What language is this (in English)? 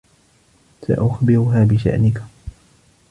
Arabic